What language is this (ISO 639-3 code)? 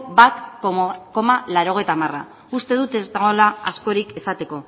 eus